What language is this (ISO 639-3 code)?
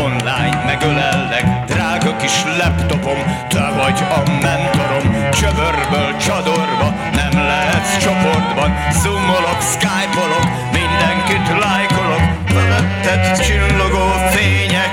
hun